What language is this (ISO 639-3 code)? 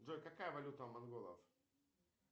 rus